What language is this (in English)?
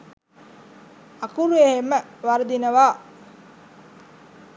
Sinhala